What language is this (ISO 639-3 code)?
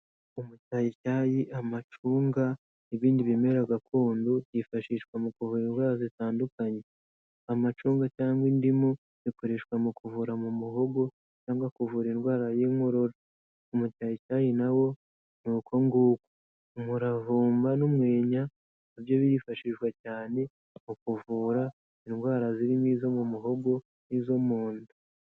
kin